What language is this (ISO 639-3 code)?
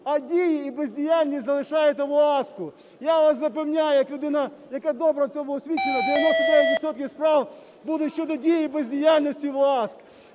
ukr